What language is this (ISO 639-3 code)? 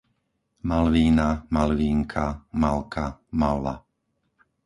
slk